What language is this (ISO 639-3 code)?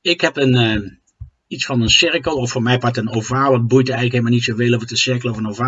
nld